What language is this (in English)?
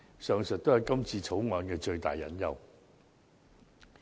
Cantonese